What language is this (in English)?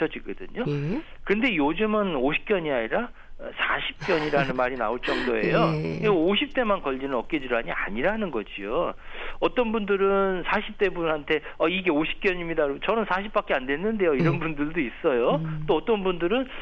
Korean